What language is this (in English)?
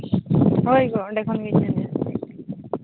Santali